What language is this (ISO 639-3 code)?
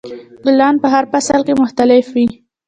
pus